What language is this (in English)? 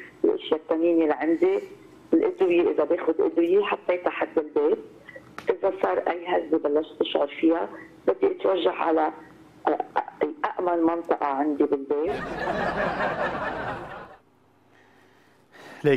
Arabic